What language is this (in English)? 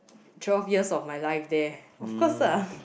English